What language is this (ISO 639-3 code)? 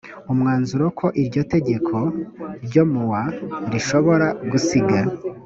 kin